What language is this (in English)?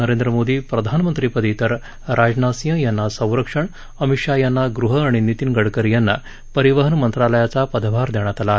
Marathi